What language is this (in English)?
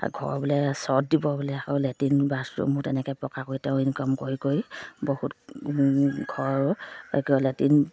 Assamese